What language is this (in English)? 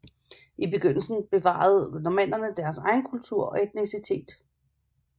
Danish